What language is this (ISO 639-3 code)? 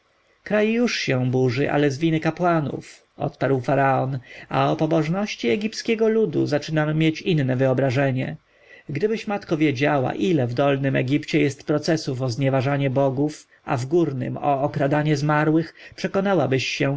pol